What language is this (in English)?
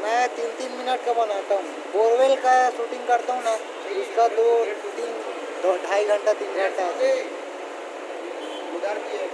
Japanese